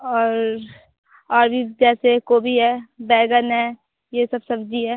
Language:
Hindi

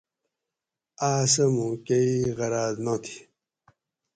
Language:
Gawri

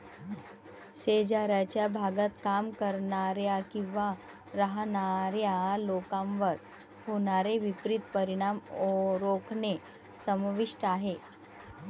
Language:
Marathi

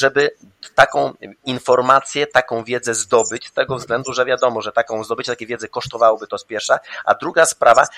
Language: Polish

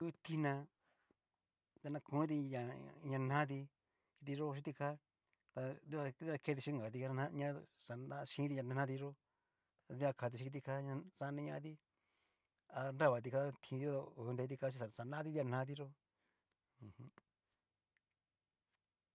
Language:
Cacaloxtepec Mixtec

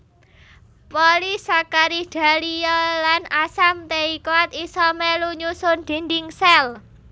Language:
Javanese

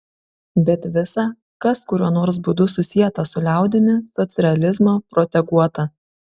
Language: Lithuanian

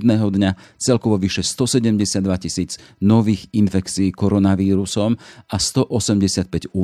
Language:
Slovak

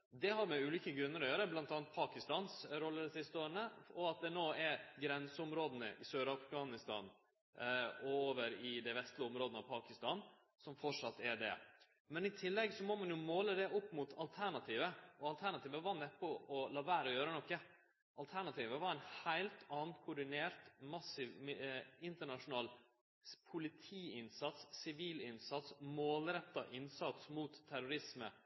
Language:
Norwegian Nynorsk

